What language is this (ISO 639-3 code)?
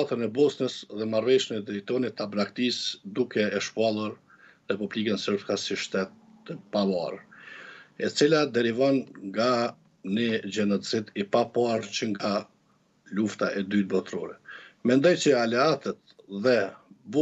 ron